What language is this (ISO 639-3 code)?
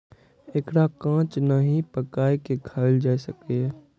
mai